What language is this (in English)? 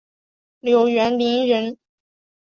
Chinese